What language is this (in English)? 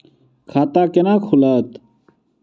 Maithili